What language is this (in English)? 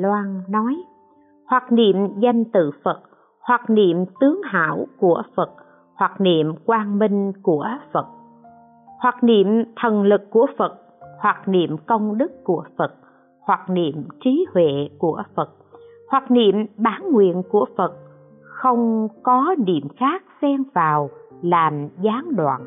Vietnamese